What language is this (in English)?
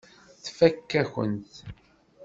Kabyle